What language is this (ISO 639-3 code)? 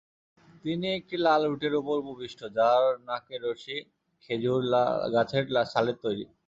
ben